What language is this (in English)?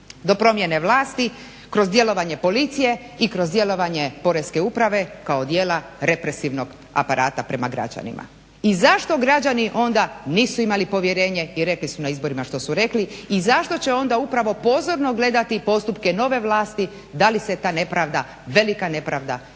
Croatian